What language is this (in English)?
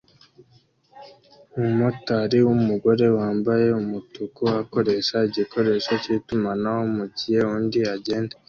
Kinyarwanda